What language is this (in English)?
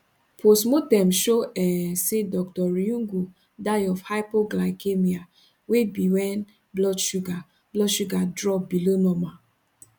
Nigerian Pidgin